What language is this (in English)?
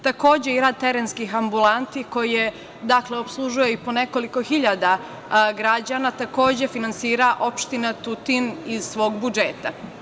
Serbian